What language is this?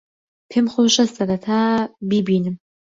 Central Kurdish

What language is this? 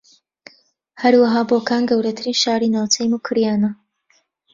Central Kurdish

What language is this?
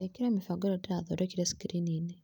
Kikuyu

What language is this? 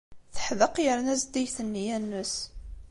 Kabyle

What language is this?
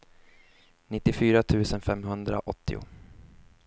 Swedish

